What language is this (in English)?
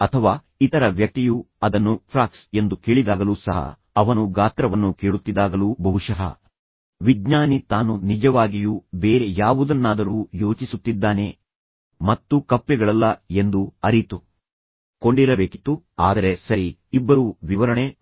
Kannada